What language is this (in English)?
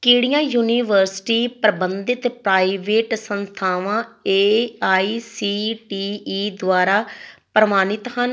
Punjabi